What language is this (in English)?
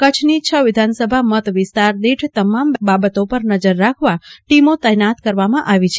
Gujarati